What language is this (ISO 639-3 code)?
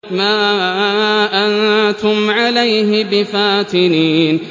ara